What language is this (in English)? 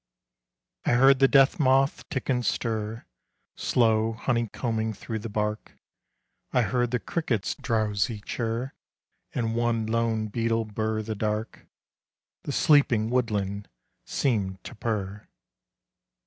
English